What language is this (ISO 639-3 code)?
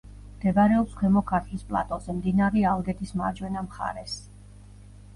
kat